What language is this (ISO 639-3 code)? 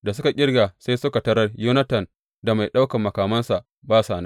hau